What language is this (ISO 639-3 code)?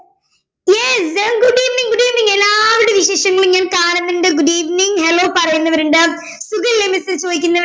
mal